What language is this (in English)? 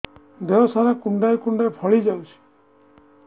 Odia